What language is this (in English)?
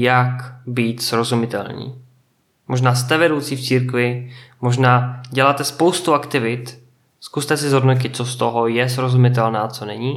Czech